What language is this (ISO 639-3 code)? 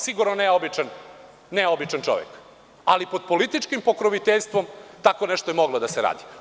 srp